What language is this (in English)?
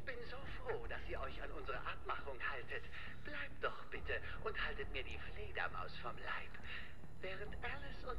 German